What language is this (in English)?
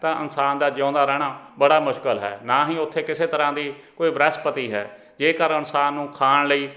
Punjabi